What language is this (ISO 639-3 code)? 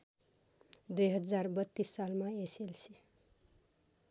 nep